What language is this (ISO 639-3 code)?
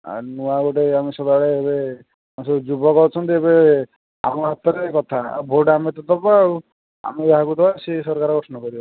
ori